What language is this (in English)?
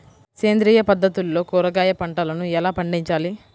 Telugu